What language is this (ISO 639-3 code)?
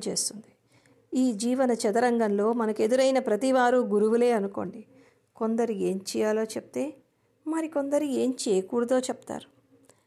tel